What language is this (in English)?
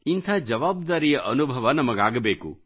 Kannada